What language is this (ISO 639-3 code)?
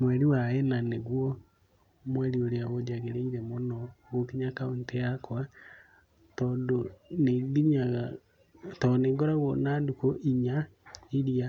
kik